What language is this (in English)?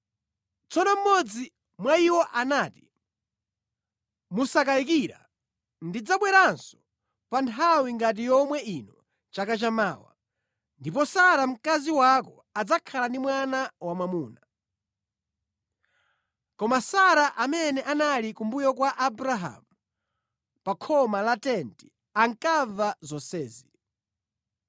Nyanja